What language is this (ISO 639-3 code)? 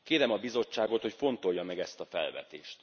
hun